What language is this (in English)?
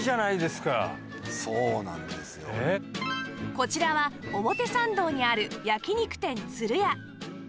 Japanese